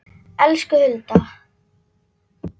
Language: Icelandic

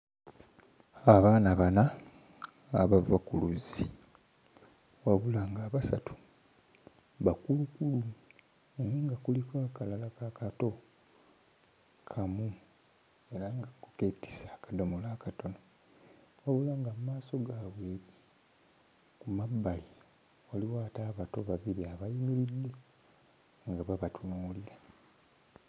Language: Ganda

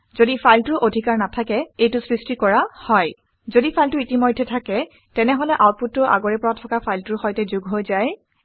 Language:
Assamese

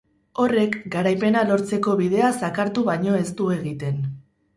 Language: Basque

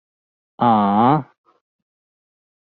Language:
Cantonese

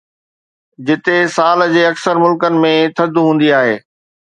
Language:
Sindhi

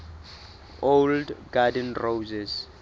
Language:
Southern Sotho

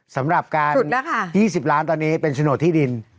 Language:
Thai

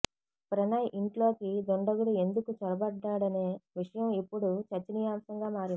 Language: Telugu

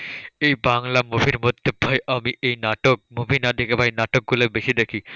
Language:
Bangla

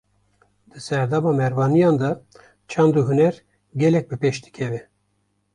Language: Kurdish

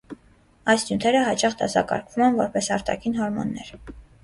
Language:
Armenian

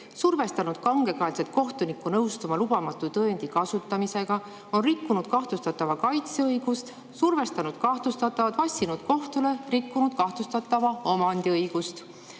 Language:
Estonian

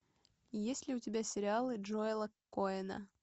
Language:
Russian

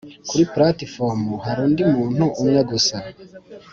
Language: Kinyarwanda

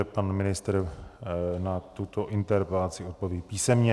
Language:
Czech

